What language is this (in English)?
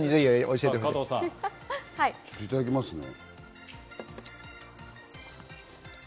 Japanese